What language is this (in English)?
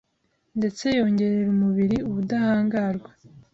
Kinyarwanda